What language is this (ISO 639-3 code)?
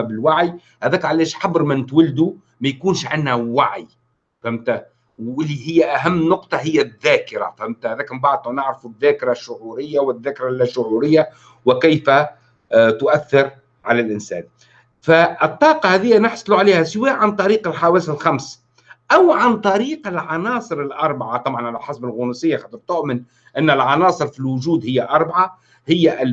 ara